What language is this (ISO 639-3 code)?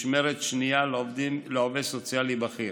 heb